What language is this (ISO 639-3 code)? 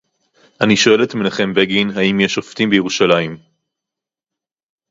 heb